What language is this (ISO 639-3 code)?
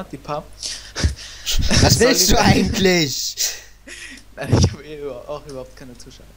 deu